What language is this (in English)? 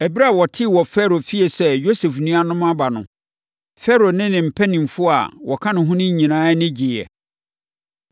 Akan